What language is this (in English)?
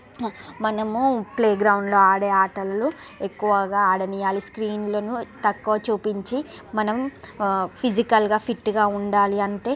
Telugu